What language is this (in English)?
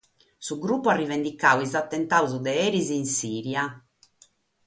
Sardinian